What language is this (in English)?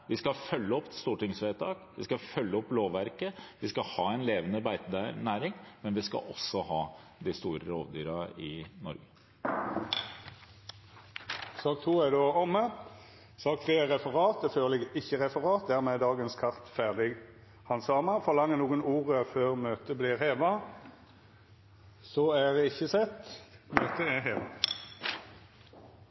Norwegian